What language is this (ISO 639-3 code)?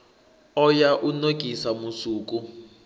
ven